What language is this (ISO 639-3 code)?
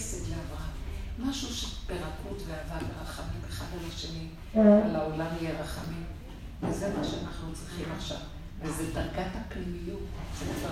heb